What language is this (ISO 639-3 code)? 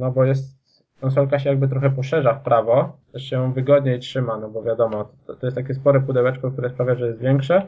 pol